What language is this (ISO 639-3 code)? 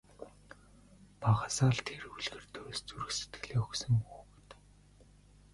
mon